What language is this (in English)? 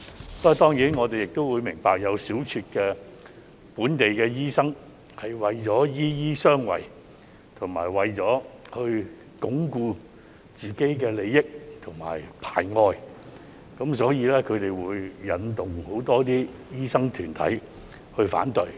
Cantonese